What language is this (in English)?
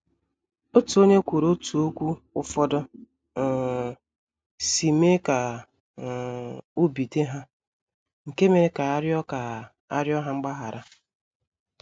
Igbo